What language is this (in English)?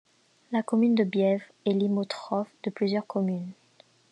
French